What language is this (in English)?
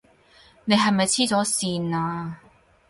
Cantonese